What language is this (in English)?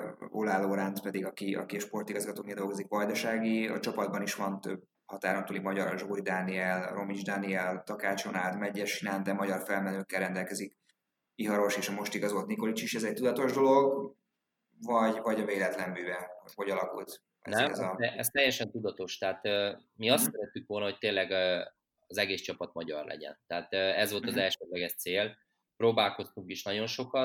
Hungarian